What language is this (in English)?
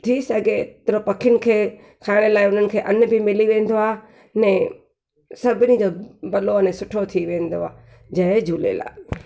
Sindhi